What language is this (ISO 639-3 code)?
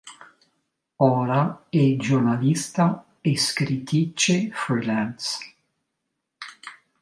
ita